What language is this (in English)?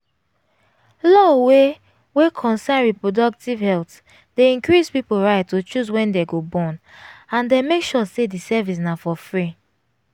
Nigerian Pidgin